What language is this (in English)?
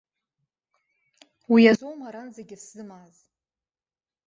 Abkhazian